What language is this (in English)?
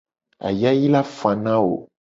Gen